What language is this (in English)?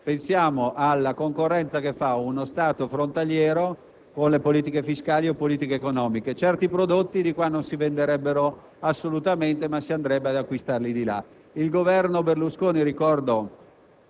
Italian